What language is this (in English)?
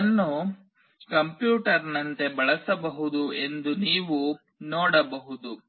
Kannada